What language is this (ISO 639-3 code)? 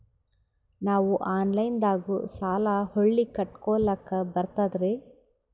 kan